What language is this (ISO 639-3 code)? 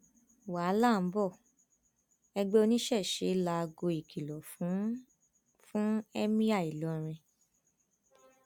yor